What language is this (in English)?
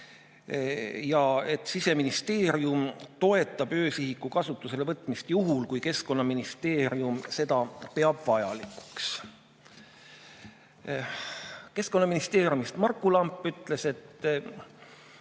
Estonian